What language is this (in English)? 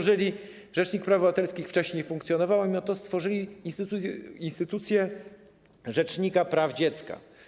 Polish